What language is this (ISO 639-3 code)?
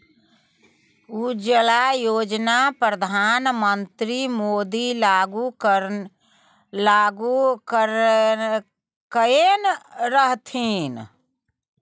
mai